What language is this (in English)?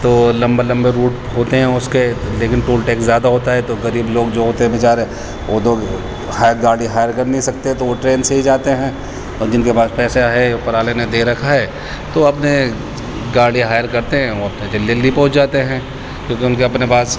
Urdu